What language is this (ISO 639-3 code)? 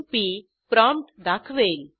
mar